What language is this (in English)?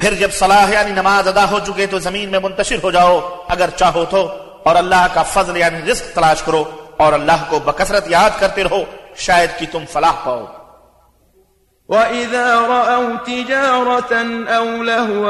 Arabic